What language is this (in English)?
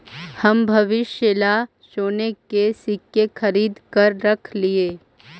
Magahi